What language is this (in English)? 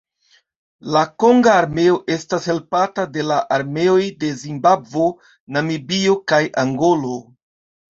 Esperanto